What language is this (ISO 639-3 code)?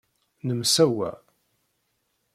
kab